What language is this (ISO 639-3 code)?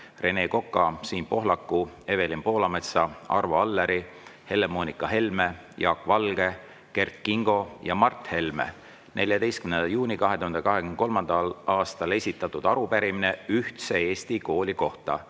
est